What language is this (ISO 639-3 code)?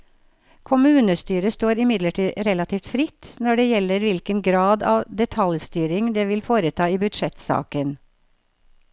nor